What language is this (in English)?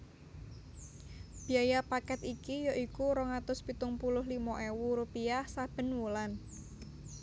Javanese